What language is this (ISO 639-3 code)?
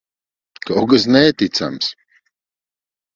lav